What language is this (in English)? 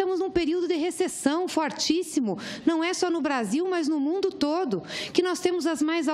Portuguese